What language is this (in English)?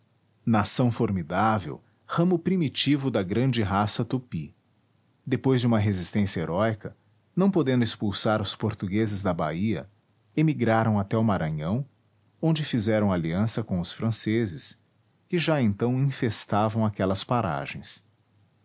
Portuguese